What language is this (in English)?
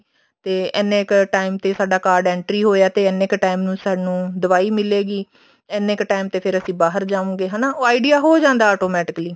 Punjabi